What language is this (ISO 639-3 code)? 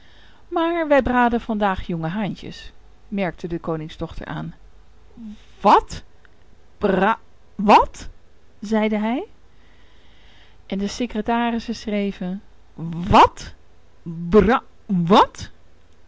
nld